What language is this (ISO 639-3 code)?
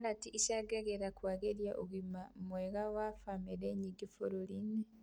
kik